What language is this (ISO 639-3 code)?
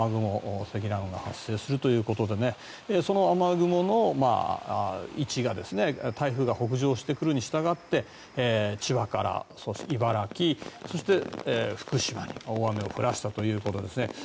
jpn